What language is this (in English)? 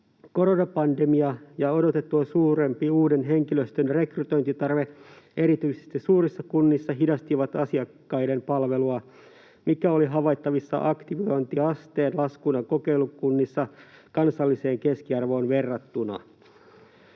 Finnish